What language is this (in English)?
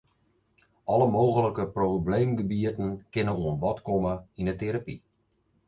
Western Frisian